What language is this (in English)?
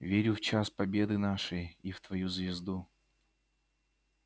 Russian